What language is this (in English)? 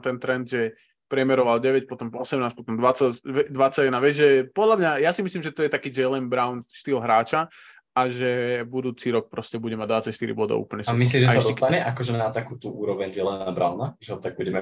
Slovak